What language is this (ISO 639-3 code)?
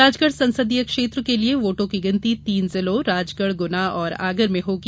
hin